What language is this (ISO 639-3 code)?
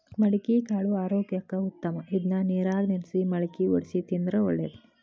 kan